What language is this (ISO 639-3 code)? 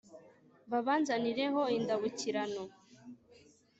kin